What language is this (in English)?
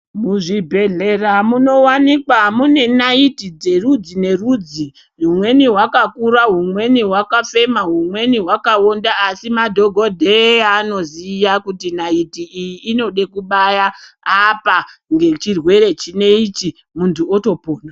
Ndau